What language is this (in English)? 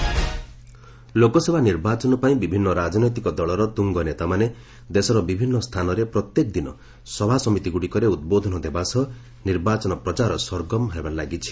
Odia